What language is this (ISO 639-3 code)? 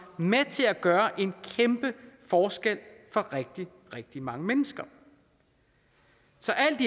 dan